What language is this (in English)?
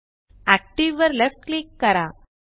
Marathi